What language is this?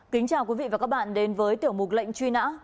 Vietnamese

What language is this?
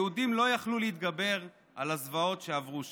Hebrew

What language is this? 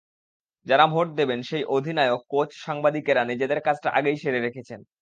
Bangla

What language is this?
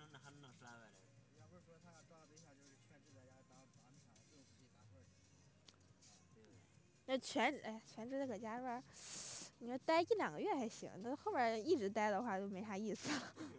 Chinese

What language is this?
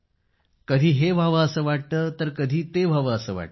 Marathi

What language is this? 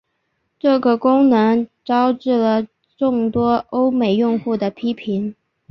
Chinese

